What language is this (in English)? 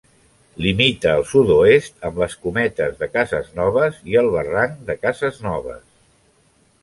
Catalan